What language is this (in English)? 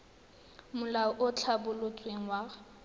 Tswana